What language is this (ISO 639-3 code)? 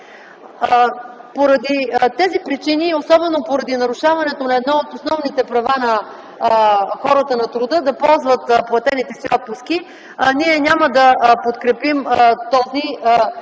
bul